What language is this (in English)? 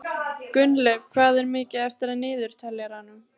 Icelandic